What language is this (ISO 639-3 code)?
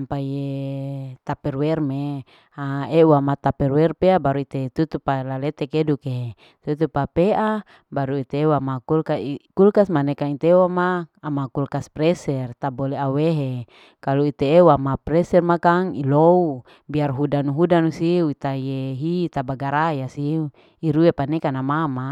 alo